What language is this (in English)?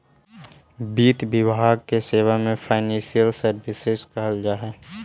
Magahi